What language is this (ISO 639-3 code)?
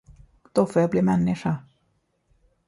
swe